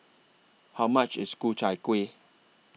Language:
English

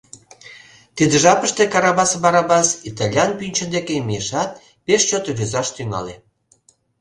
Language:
Mari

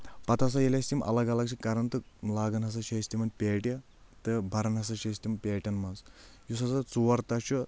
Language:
Kashmiri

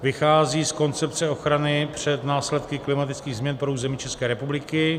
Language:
Czech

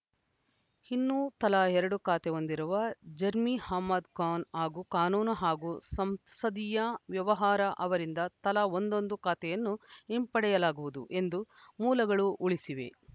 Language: Kannada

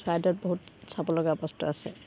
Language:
Assamese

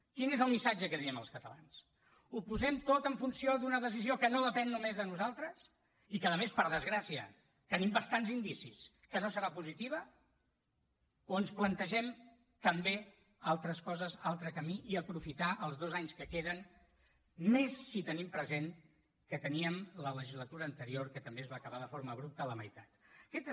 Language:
Catalan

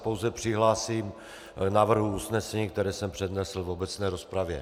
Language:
Czech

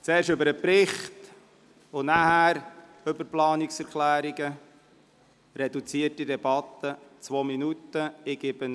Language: Swiss German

